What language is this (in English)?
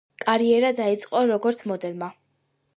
Georgian